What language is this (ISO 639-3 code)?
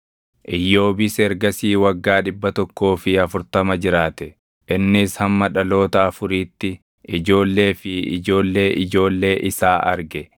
orm